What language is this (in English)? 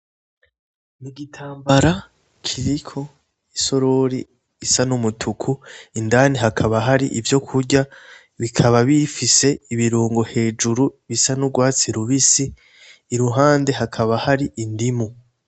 Rundi